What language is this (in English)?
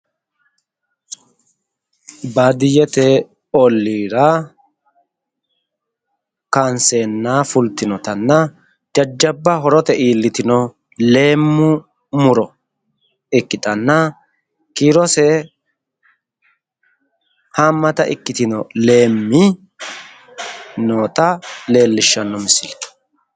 Sidamo